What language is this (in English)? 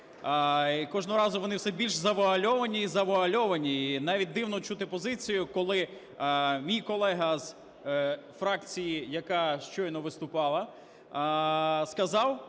Ukrainian